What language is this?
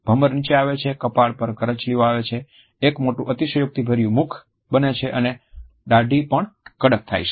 Gujarati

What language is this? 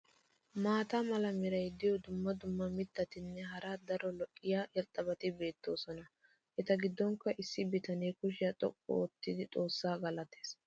Wolaytta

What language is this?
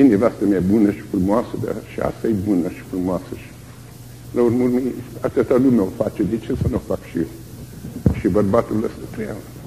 Romanian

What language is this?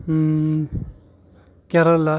Kashmiri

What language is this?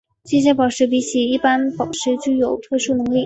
Chinese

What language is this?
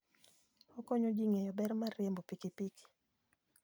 Luo (Kenya and Tanzania)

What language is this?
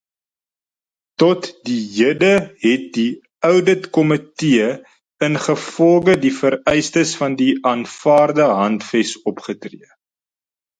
Afrikaans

